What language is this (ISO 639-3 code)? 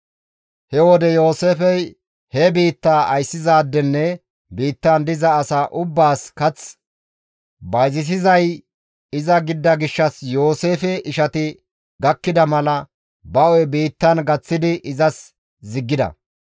gmv